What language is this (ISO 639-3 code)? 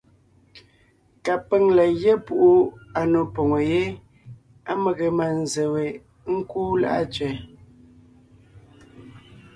nnh